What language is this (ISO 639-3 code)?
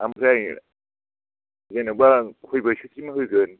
brx